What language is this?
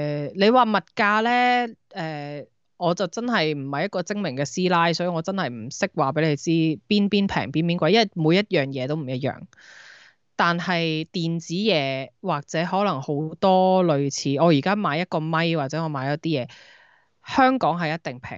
Chinese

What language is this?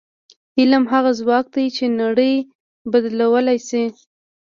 Pashto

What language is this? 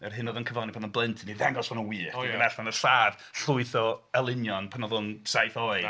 Welsh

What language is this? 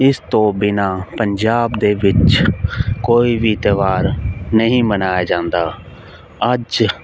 Punjabi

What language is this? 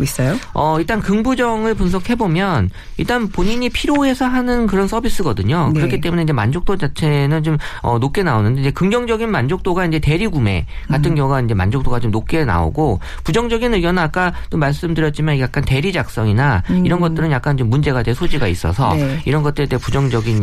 Korean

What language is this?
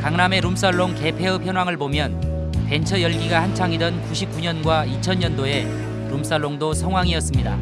Korean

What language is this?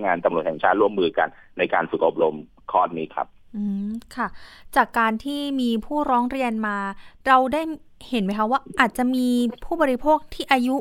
Thai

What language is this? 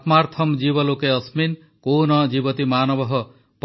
Odia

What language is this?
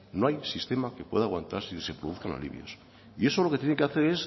Spanish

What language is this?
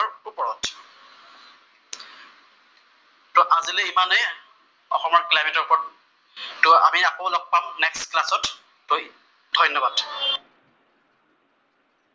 Assamese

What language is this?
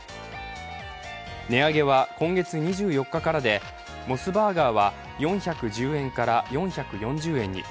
Japanese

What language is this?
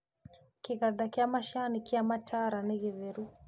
Kikuyu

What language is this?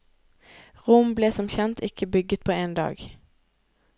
Norwegian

